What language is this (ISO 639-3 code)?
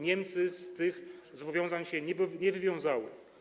pol